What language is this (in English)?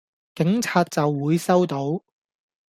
Cantonese